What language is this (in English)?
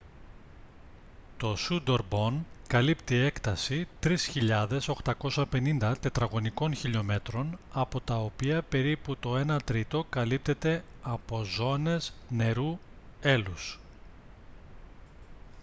Greek